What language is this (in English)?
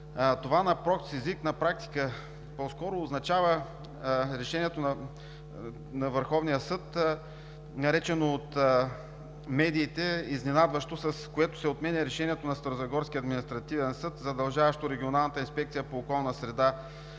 Bulgarian